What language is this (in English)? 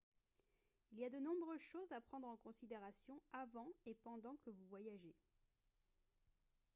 French